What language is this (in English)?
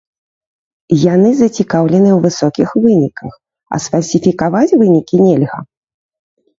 Belarusian